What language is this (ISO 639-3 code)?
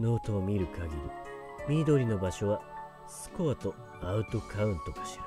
jpn